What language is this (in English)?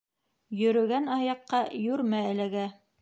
Bashkir